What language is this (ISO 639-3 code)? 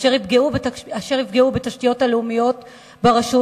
heb